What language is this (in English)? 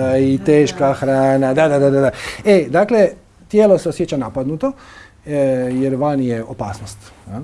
Croatian